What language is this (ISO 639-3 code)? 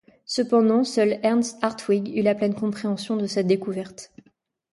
fra